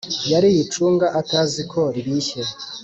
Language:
Kinyarwanda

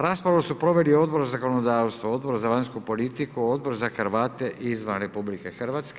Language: Croatian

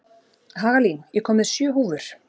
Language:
Icelandic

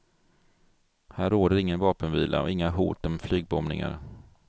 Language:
Swedish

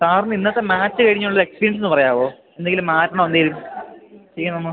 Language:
Malayalam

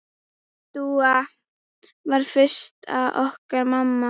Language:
Icelandic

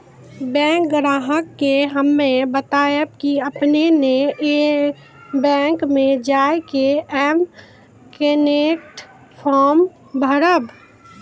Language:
Maithili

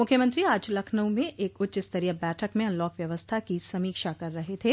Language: Hindi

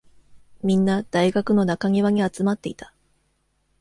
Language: Japanese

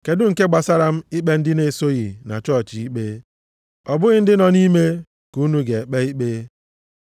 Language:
Igbo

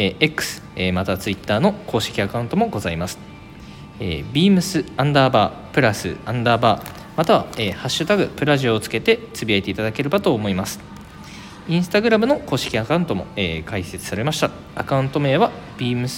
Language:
Japanese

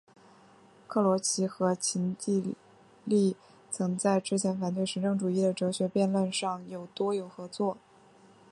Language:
Chinese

